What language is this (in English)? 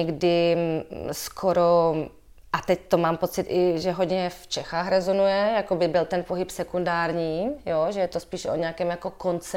Czech